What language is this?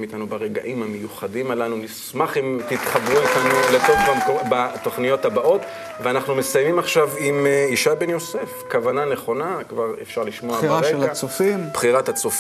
Hebrew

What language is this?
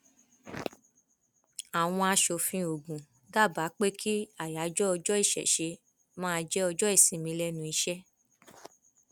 Yoruba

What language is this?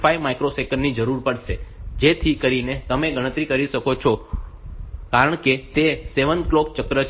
Gujarati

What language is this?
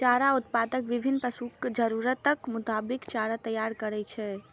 Maithili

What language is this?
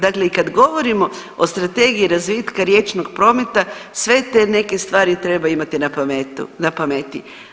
Croatian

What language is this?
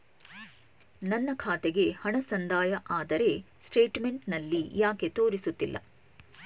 Kannada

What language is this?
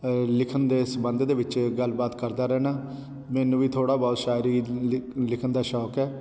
Punjabi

